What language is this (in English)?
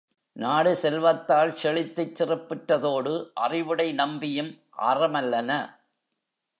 Tamil